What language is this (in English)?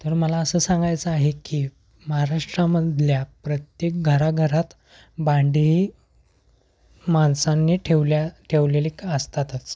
Marathi